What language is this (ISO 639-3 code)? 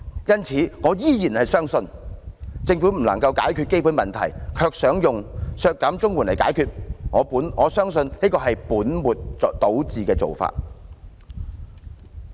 yue